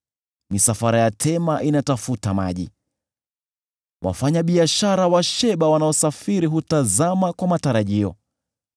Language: Swahili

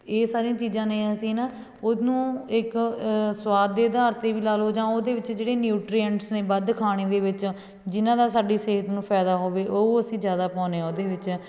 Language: Punjabi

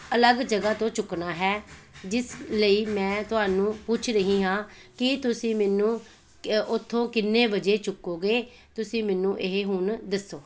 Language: Punjabi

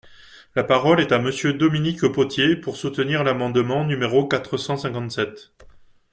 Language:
French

